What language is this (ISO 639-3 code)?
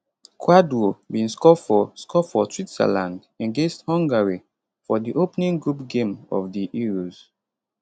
pcm